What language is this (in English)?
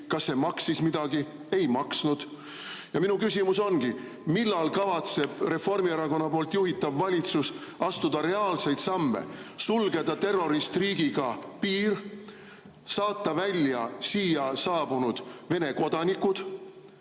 Estonian